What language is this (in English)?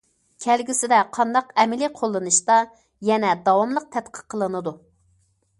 Uyghur